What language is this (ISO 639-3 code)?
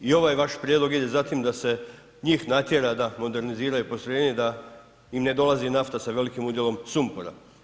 hrv